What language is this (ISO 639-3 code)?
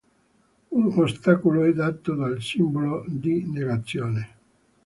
ita